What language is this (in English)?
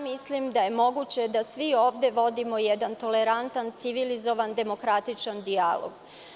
Serbian